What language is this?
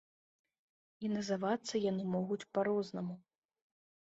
Belarusian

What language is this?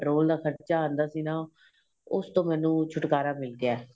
Punjabi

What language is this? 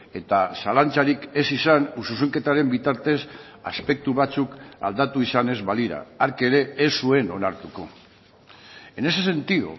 Basque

